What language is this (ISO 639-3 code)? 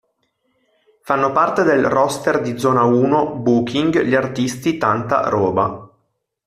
ita